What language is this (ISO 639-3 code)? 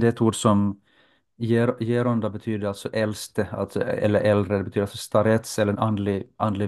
swe